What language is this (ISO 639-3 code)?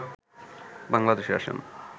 ben